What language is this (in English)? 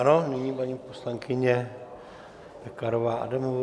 Czech